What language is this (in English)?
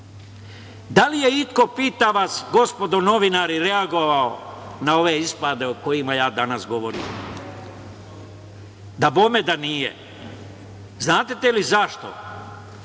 Serbian